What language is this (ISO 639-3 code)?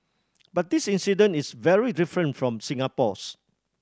eng